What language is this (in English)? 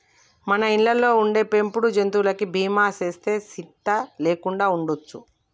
Telugu